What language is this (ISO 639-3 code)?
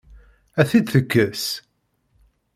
kab